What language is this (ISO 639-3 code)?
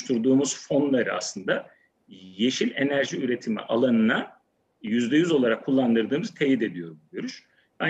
tur